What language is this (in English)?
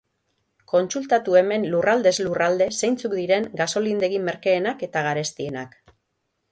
Basque